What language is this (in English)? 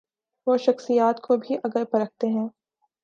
Urdu